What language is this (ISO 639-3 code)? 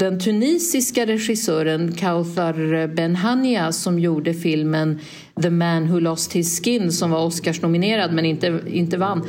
swe